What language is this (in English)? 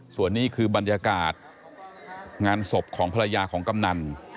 Thai